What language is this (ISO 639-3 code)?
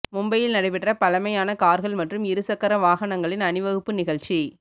tam